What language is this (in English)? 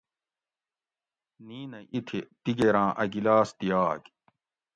Gawri